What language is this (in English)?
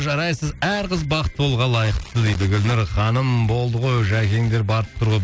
Kazakh